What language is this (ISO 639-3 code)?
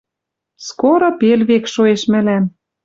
mrj